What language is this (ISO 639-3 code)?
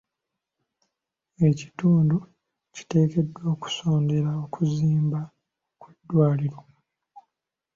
lug